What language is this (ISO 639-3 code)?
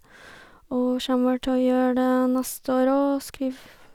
nor